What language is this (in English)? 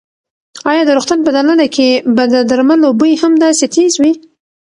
Pashto